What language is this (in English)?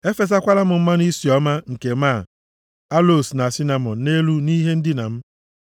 Igbo